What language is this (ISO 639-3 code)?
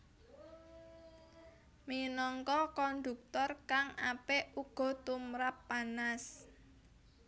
jav